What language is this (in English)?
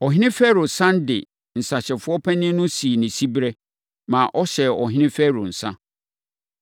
Akan